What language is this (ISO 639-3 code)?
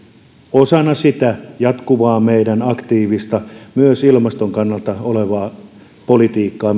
fin